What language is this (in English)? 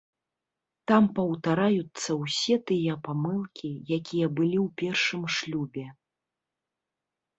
Belarusian